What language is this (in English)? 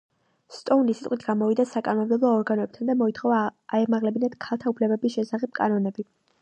Georgian